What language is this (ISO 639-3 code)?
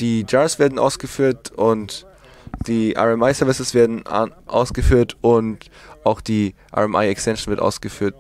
deu